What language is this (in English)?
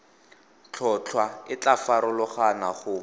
Tswana